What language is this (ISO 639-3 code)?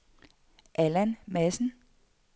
dan